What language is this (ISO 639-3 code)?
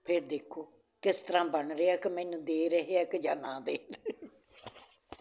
pan